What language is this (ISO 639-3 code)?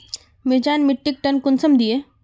mag